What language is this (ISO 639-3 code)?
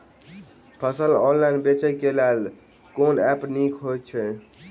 mai